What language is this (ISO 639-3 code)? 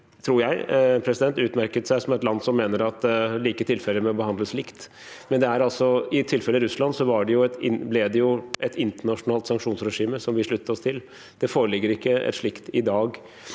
nor